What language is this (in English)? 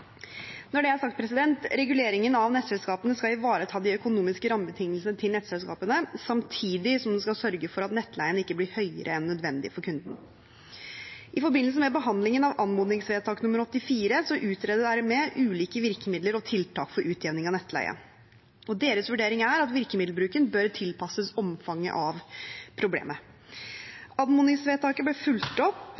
Norwegian Bokmål